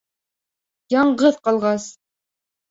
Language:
Bashkir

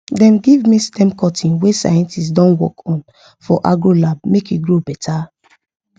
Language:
Nigerian Pidgin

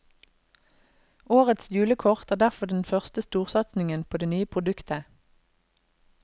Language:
Norwegian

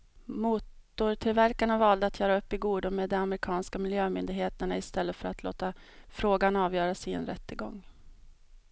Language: Swedish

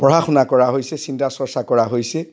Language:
Assamese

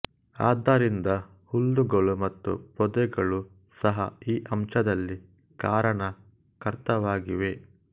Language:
Kannada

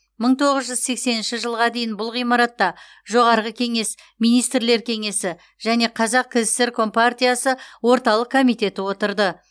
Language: Kazakh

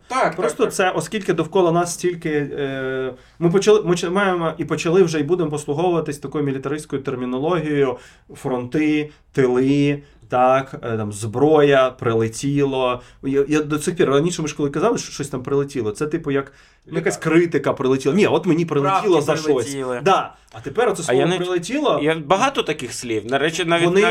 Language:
Ukrainian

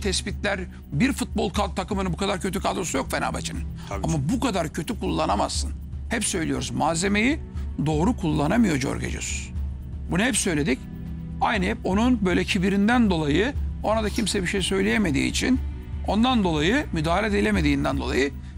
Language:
Turkish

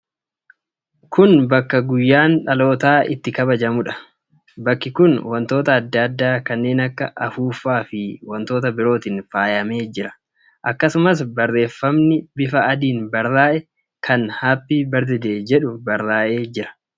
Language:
Oromo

